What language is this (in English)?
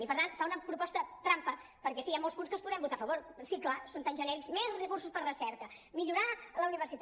Catalan